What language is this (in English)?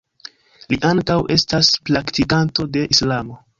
Esperanto